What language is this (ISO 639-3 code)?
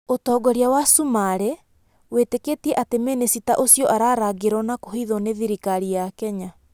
kik